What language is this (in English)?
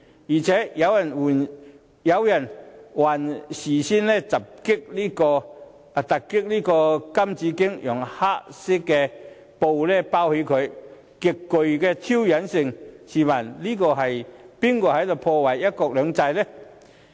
Cantonese